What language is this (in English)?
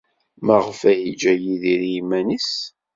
Kabyle